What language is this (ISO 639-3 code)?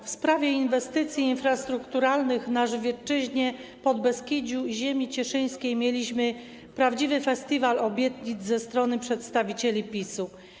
pol